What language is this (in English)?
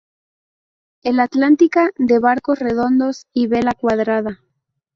Spanish